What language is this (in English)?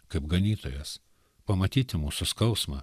Lithuanian